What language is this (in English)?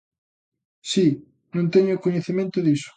Galician